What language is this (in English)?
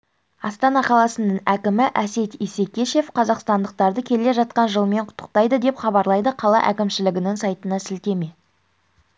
Kazakh